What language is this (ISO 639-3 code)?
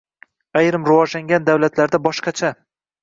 uzb